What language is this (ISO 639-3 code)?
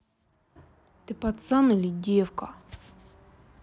rus